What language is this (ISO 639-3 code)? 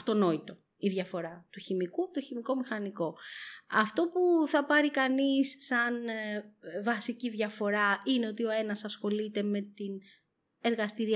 ell